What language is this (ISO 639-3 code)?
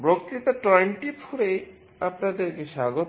ben